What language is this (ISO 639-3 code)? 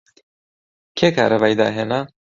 ckb